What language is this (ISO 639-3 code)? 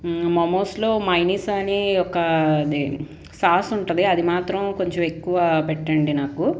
tel